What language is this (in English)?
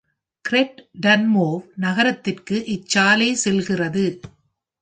Tamil